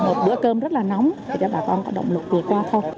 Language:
Vietnamese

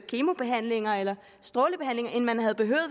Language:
Danish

